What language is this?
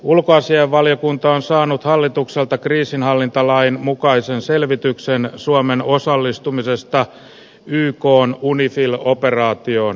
Finnish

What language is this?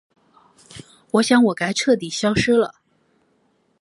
Chinese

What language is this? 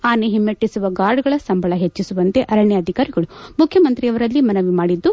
Kannada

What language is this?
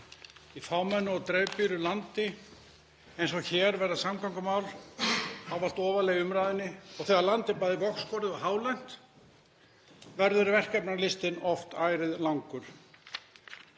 Icelandic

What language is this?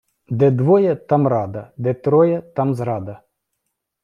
Ukrainian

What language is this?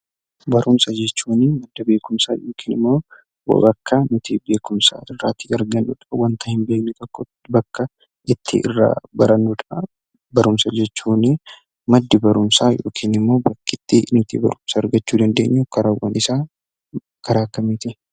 Oromo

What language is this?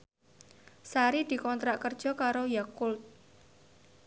Javanese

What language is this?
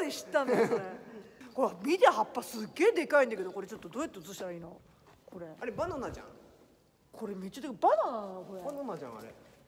Japanese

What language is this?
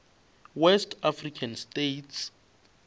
Northern Sotho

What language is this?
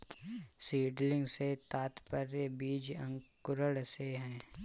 Hindi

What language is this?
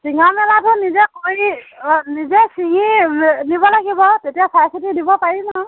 Assamese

